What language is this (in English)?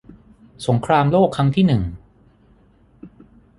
Thai